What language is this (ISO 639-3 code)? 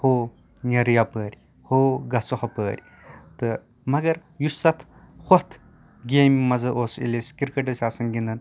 kas